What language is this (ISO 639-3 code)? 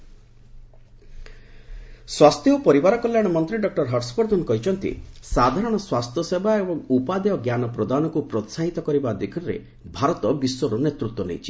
ori